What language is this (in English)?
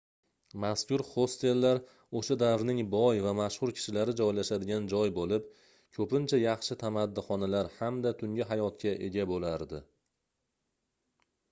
Uzbek